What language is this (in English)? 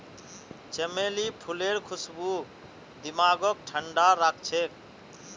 Magahi